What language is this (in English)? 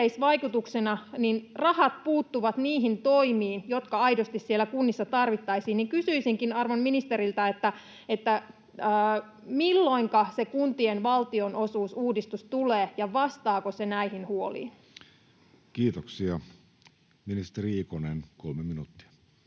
Finnish